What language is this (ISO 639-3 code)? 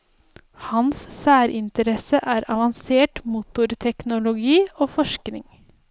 nor